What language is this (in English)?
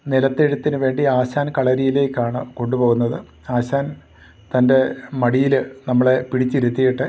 Malayalam